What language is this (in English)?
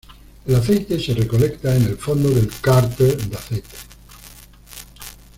Spanish